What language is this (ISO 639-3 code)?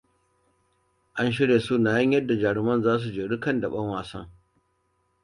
hau